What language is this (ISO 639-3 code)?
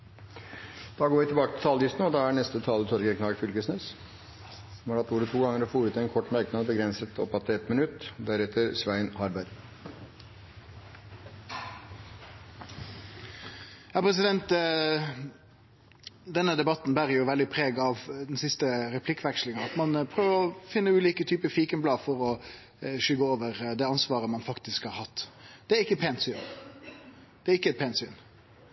nor